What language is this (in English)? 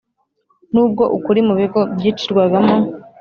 Kinyarwanda